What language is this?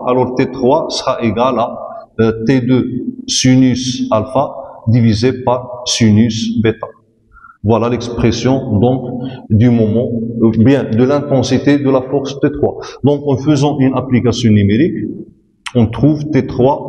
French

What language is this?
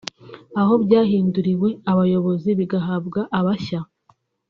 Kinyarwanda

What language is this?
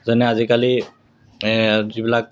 Assamese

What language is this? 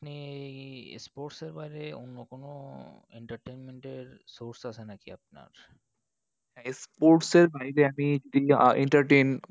Bangla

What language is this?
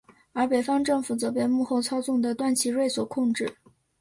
Chinese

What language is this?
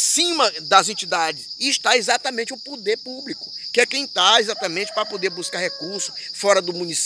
Portuguese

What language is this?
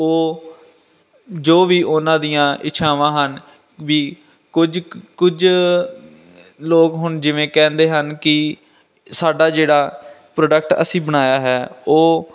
Punjabi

